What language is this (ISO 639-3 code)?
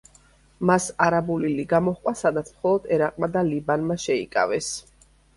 kat